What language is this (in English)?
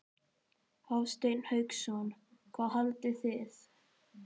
Icelandic